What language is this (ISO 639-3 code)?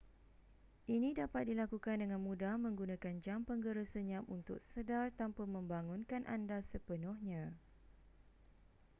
msa